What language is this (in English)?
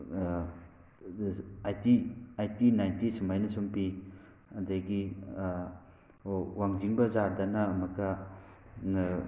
Manipuri